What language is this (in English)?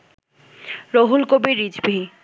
Bangla